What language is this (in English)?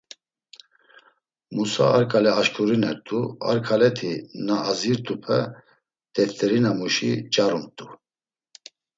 Laz